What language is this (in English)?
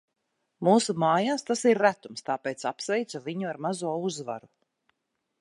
Latvian